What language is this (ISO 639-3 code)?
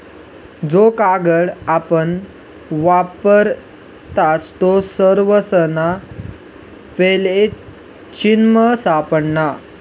mar